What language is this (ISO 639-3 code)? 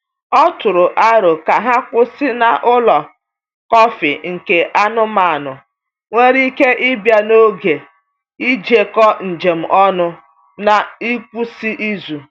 ibo